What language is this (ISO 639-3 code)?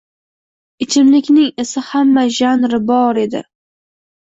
uzb